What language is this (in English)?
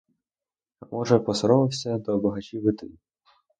Ukrainian